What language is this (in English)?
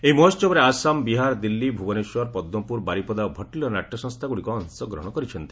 Odia